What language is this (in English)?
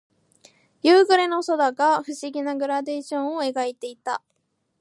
Japanese